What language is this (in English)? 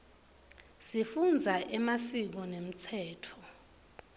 Swati